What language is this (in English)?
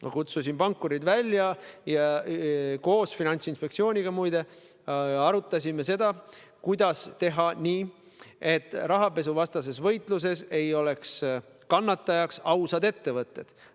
Estonian